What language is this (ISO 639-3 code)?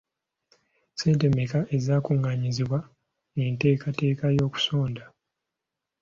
lug